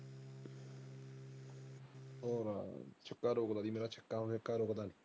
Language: Punjabi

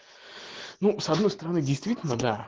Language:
Russian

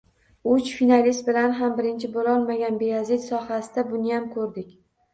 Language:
Uzbek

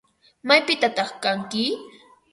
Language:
Ambo-Pasco Quechua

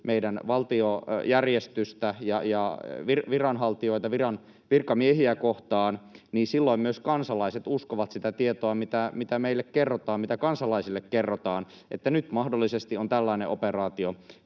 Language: Finnish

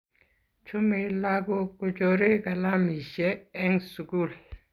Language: Kalenjin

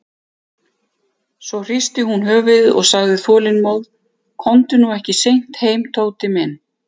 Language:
Icelandic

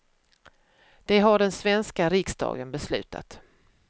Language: Swedish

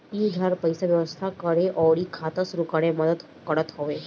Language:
Bhojpuri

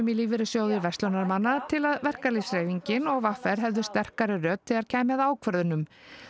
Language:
Icelandic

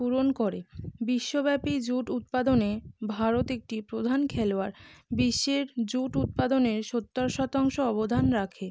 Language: Bangla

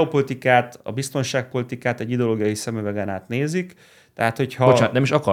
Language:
Hungarian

